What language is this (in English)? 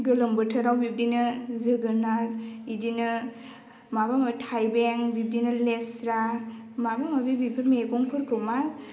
Bodo